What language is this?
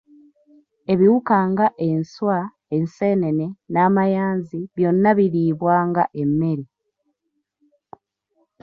Ganda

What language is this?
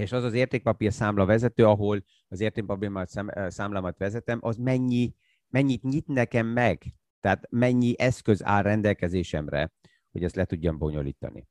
Hungarian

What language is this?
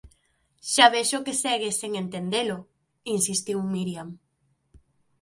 Galician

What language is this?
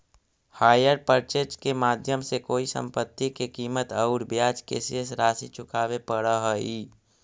Magahi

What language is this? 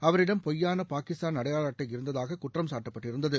Tamil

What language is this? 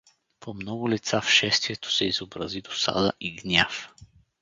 Bulgarian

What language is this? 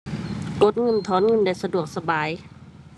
Thai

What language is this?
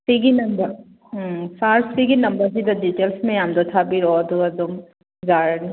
Manipuri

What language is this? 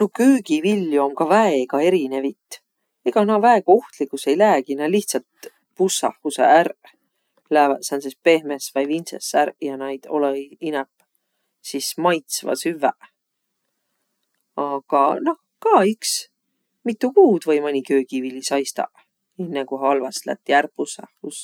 Võro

